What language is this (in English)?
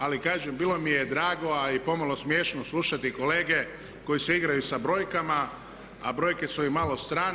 Croatian